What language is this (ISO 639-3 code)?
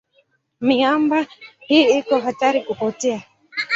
swa